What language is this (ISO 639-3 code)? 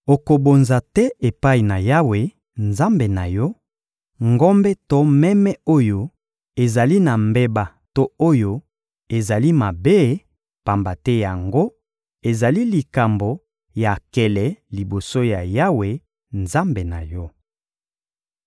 lin